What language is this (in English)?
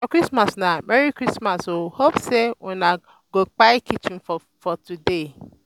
Nigerian Pidgin